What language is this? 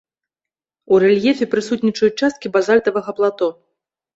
Belarusian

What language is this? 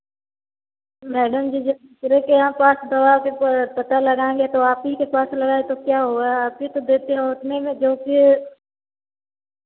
Hindi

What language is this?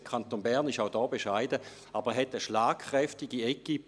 Swiss German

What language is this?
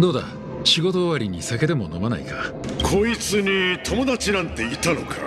Japanese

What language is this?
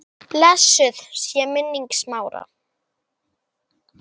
Icelandic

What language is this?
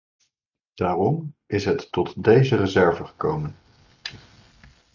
Dutch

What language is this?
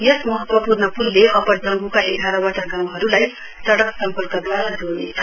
Nepali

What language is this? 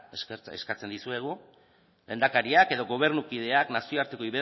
Basque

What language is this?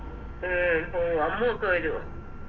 Malayalam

